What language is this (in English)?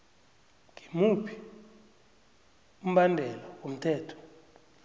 South Ndebele